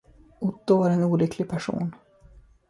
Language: Swedish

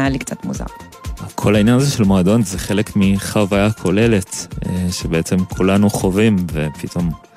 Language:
Hebrew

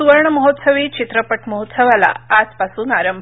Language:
Marathi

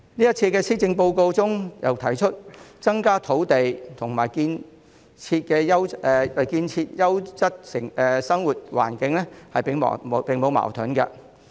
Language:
Cantonese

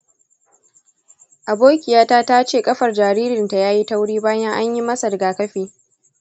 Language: Hausa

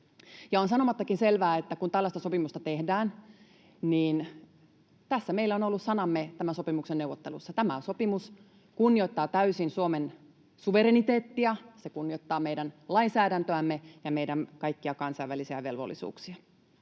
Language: Finnish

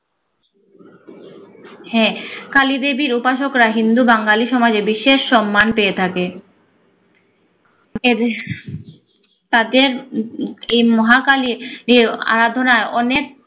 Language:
Bangla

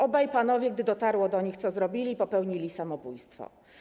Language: Polish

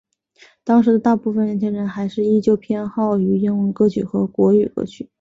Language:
Chinese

